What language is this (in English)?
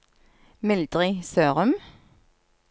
Norwegian